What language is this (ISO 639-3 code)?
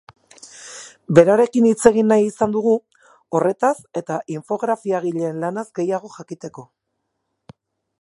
eus